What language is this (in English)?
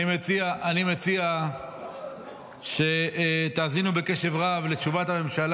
Hebrew